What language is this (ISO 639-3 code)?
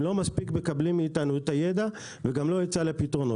heb